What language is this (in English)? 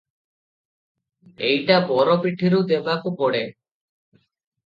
Odia